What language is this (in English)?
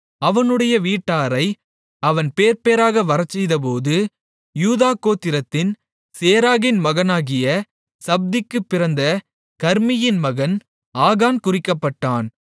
Tamil